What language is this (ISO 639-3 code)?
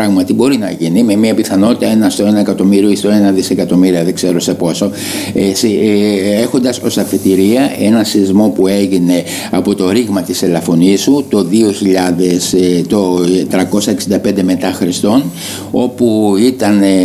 ell